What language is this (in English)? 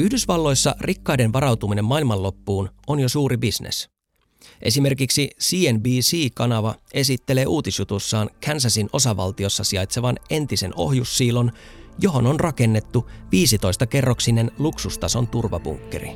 Finnish